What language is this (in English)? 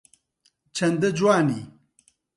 Central Kurdish